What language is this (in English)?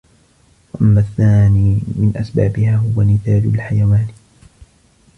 Arabic